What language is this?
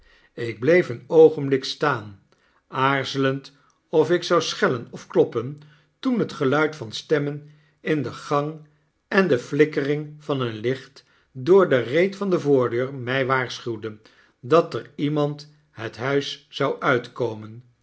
Dutch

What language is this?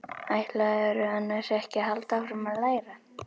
Icelandic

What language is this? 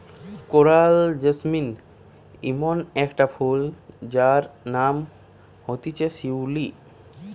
Bangla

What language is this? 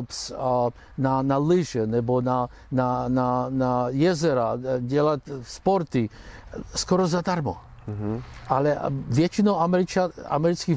Czech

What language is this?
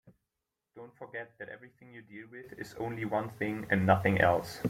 English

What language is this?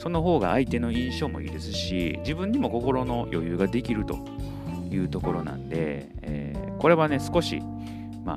Japanese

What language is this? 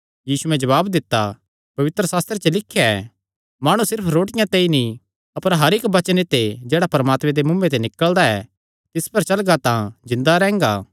Kangri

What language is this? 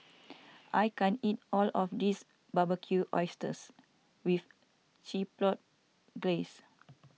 English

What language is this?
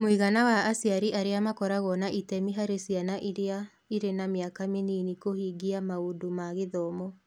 Kikuyu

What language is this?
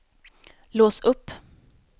Swedish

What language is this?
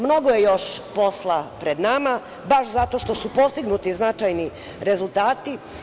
Serbian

